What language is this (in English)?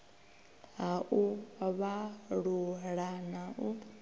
Venda